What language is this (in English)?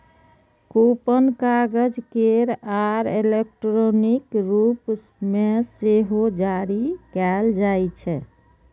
Maithili